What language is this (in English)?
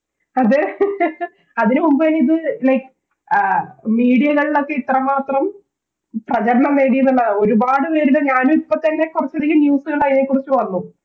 Malayalam